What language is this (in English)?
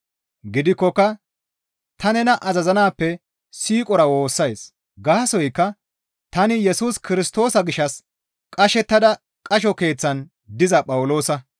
Gamo